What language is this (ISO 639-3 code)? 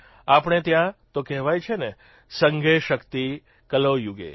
guj